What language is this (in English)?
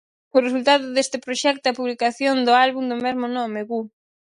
Galician